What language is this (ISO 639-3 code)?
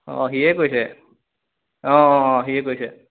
asm